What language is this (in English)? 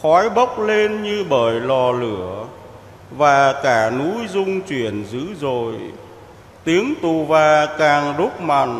Vietnamese